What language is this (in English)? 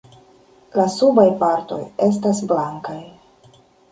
Esperanto